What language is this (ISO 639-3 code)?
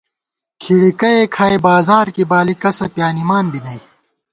gwt